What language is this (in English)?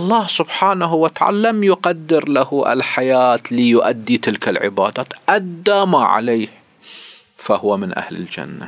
Arabic